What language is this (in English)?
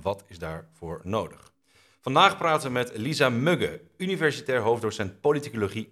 Dutch